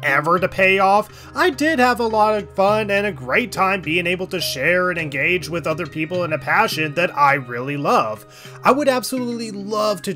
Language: English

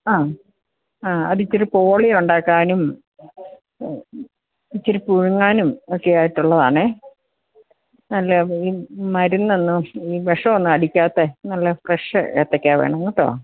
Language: Malayalam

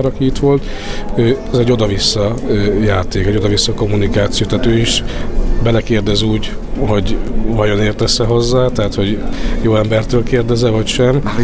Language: Hungarian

